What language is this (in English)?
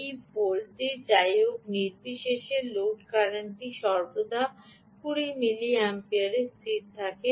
Bangla